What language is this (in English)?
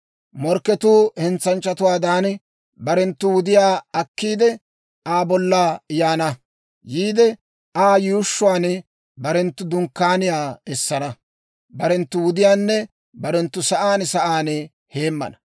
Dawro